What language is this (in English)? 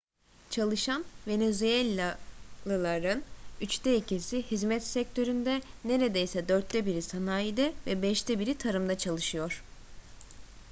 Turkish